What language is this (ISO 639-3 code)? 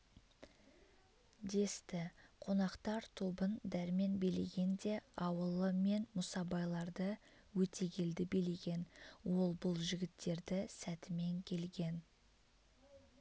kaz